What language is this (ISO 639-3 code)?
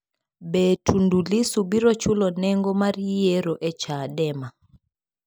luo